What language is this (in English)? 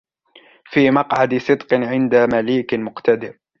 Arabic